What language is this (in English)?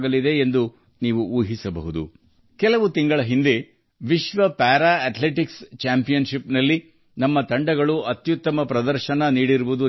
Kannada